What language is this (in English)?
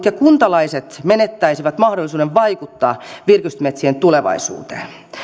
Finnish